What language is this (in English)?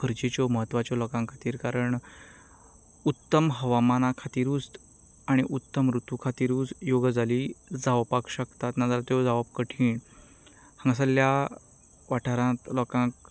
Konkani